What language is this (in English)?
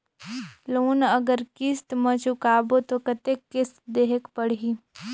Chhattisgarhi